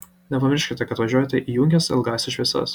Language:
Lithuanian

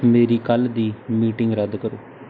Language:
Punjabi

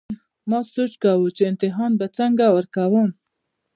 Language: Pashto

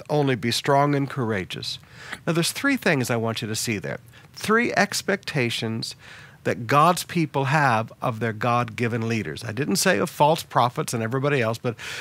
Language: English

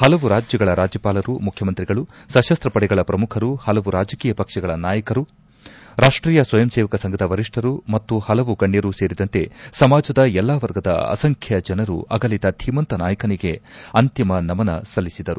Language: Kannada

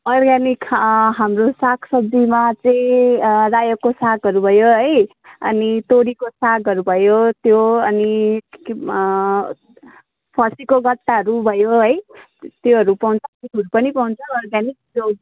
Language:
Nepali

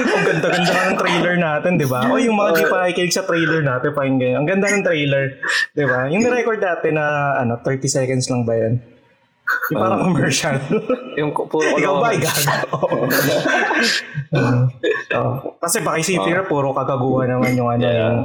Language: Filipino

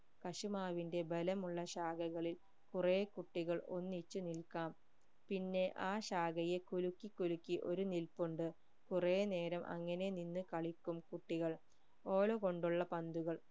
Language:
Malayalam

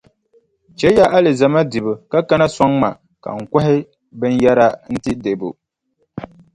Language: Dagbani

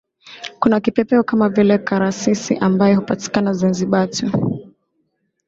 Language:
Swahili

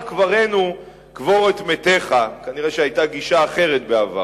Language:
Hebrew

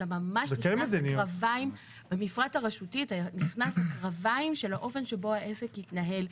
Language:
Hebrew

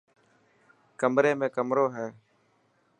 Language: Dhatki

